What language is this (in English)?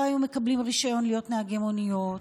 Hebrew